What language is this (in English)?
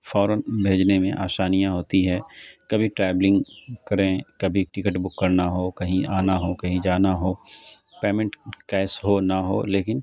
Urdu